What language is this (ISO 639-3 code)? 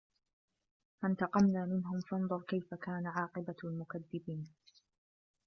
ara